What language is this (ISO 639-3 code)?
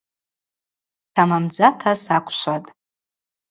abq